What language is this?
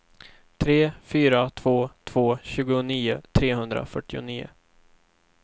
Swedish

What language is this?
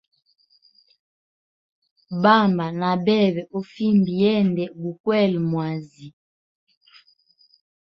Hemba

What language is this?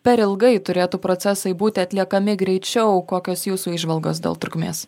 Lithuanian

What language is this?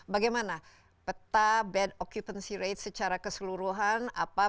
Indonesian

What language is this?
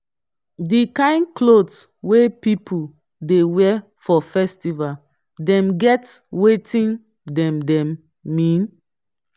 Nigerian Pidgin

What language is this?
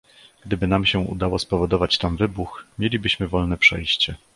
Polish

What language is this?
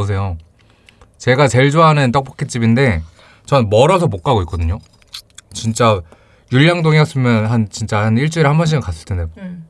Korean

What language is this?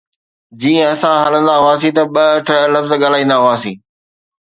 Sindhi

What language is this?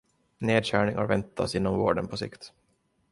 Swedish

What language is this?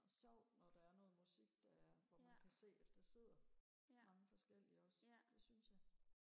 Danish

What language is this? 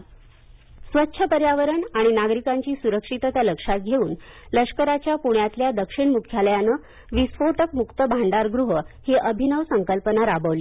Marathi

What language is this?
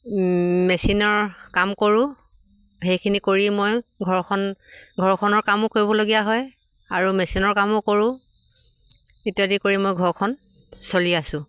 Assamese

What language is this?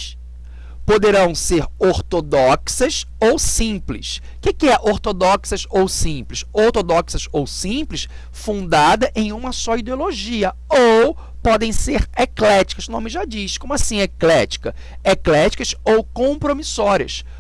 Portuguese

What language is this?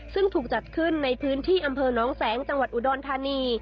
Thai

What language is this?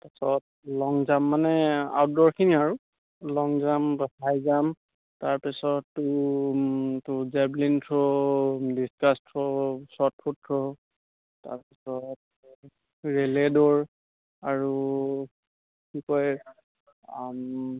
Assamese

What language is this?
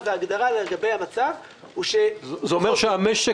Hebrew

